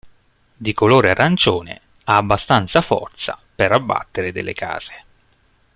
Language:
Italian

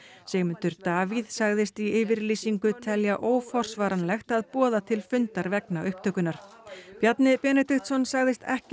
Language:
Icelandic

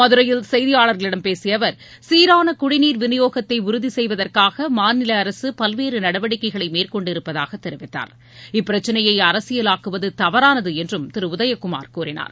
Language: Tamil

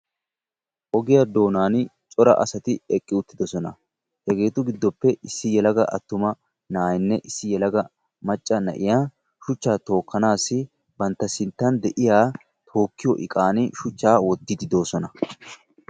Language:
Wolaytta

